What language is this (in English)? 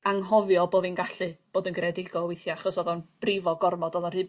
Welsh